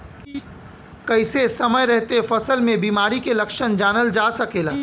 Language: Bhojpuri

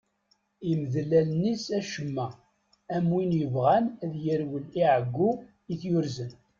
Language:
Kabyle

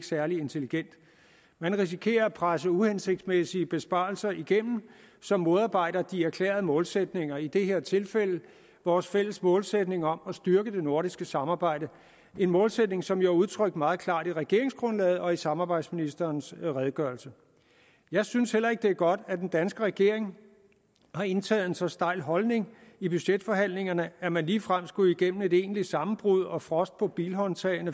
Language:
Danish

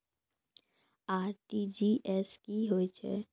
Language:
Maithili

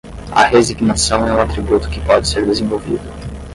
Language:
Portuguese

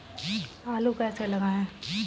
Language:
Hindi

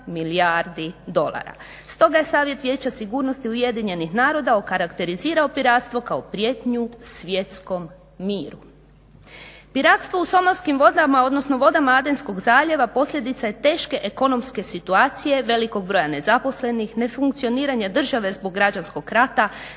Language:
Croatian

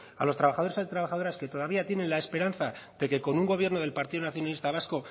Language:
Spanish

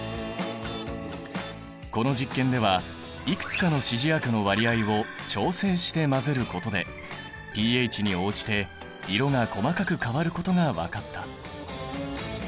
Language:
Japanese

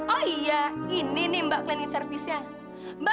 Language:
Indonesian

